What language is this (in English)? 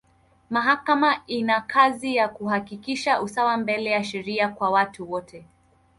Swahili